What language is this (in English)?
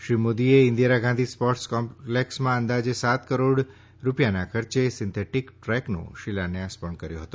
Gujarati